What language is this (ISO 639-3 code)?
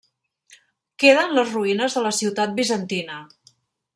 cat